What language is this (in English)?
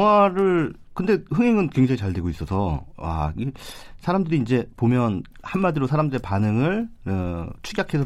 Korean